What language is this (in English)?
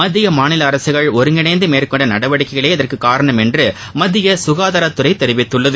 Tamil